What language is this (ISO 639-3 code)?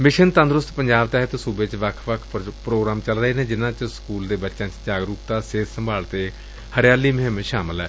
pan